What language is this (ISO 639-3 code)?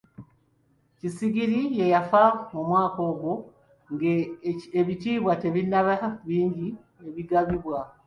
lug